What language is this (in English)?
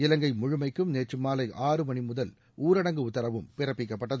Tamil